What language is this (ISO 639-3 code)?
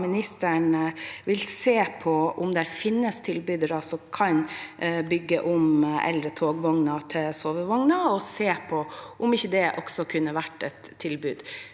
nor